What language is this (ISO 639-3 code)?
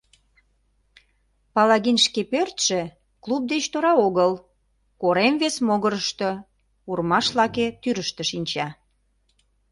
chm